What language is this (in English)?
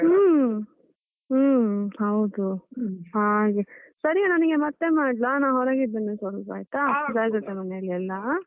Kannada